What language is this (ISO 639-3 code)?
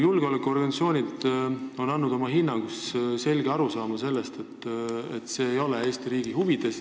est